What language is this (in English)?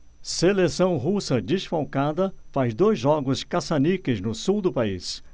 Portuguese